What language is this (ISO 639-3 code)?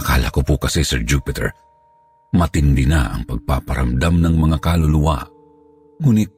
fil